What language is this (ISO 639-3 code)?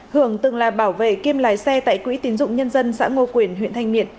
vie